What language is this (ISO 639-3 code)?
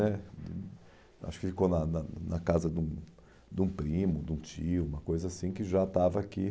por